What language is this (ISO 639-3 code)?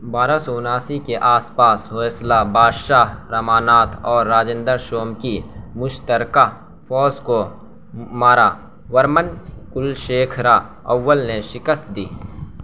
urd